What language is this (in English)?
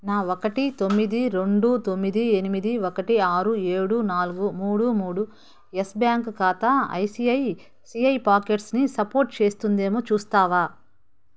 Telugu